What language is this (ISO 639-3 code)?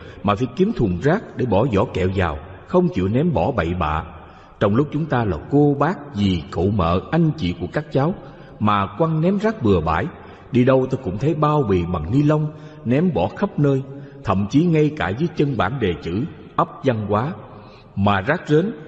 vie